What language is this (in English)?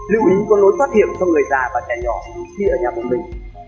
Vietnamese